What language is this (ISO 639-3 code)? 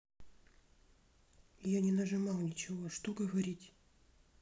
rus